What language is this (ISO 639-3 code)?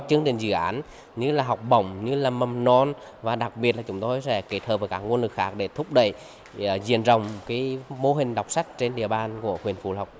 vie